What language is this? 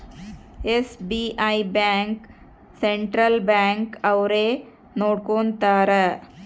Kannada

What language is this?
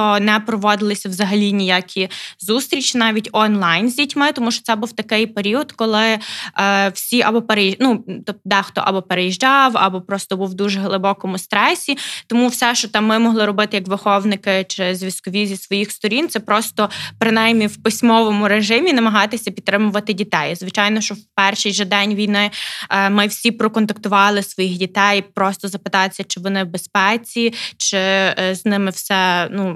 Ukrainian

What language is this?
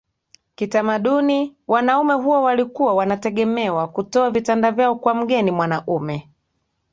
Swahili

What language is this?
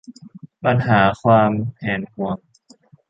Thai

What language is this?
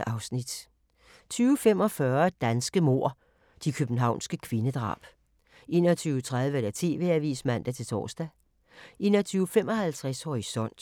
Danish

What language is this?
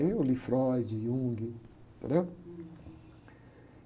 Portuguese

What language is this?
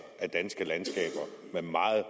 Danish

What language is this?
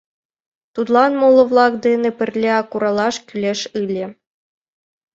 Mari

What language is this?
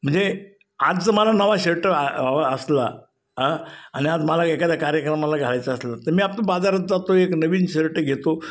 Marathi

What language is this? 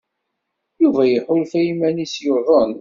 Kabyle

